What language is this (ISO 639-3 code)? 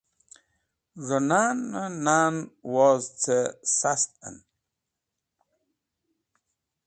wbl